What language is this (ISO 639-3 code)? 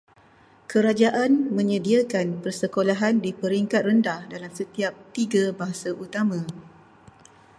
msa